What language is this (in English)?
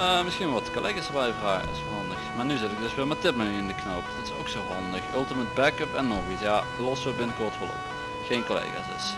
Dutch